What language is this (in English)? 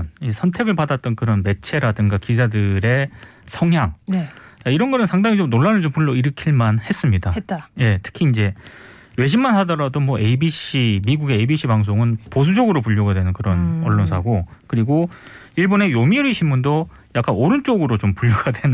Korean